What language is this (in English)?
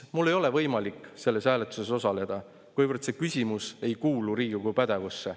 Estonian